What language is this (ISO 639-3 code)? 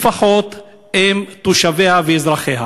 heb